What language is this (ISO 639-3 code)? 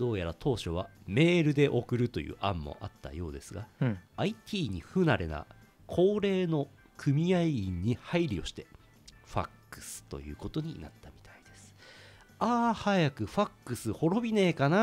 jpn